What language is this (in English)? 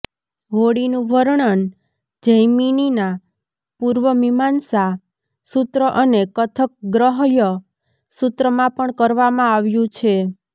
Gujarati